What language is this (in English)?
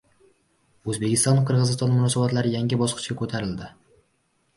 Uzbek